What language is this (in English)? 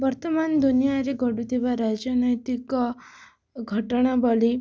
Odia